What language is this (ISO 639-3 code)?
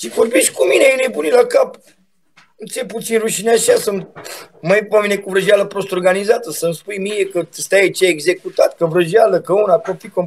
ron